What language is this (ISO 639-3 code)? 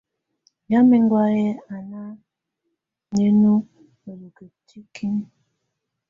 tvu